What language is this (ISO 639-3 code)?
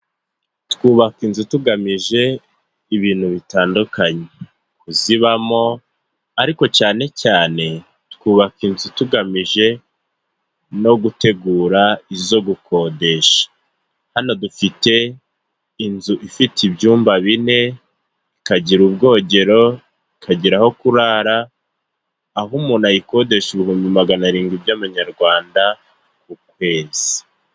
kin